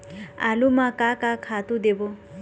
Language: Chhattisgarhi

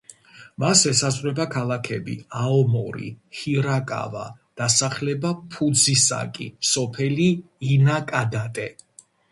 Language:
Georgian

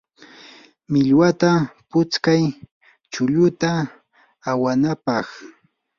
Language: Yanahuanca Pasco Quechua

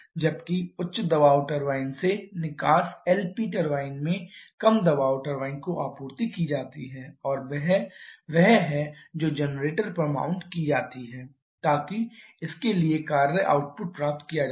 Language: Hindi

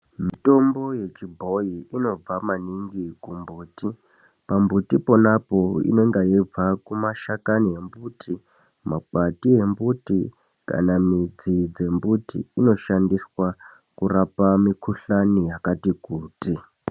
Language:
Ndau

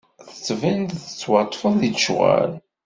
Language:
Kabyle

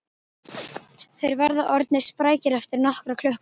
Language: Icelandic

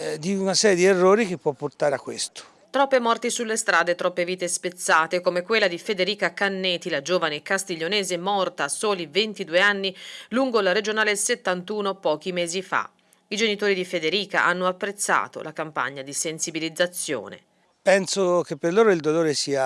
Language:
Italian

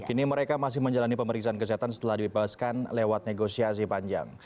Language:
Indonesian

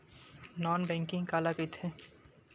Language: Chhattisgarhi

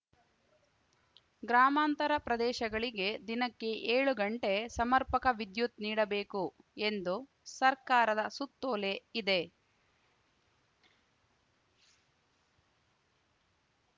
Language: Kannada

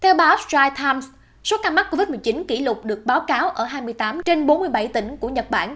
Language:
Vietnamese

